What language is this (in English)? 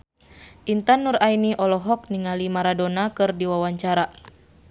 Sundanese